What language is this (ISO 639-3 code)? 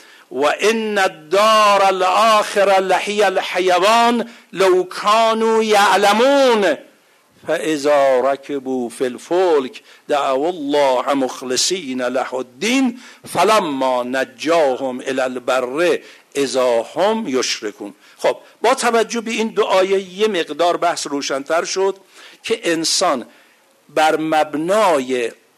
fas